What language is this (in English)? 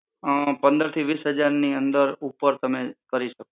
Gujarati